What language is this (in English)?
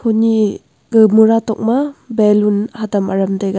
Wancho Naga